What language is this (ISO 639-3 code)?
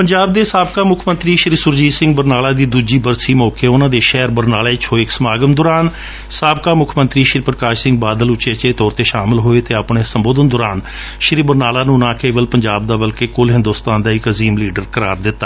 pan